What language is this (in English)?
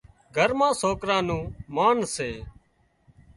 Wadiyara Koli